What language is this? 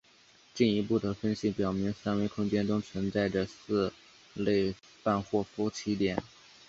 Chinese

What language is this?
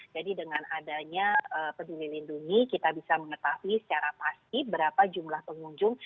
Indonesian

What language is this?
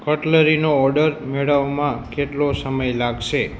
Gujarati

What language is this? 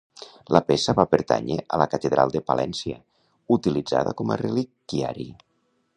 Catalan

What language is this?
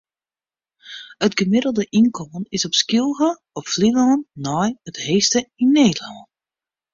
Western Frisian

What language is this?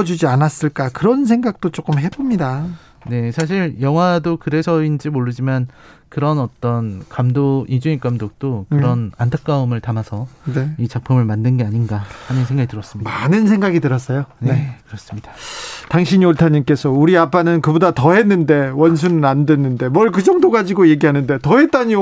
Korean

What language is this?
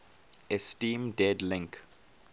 English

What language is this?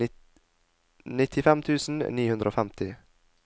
Norwegian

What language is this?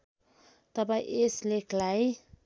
Nepali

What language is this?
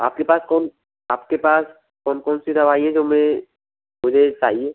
Hindi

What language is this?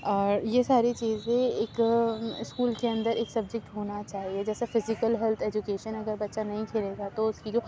Urdu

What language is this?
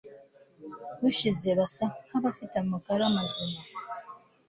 Kinyarwanda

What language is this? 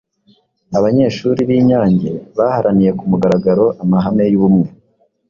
Kinyarwanda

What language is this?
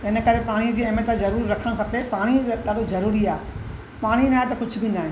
Sindhi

